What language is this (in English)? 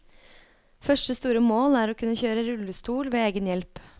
Norwegian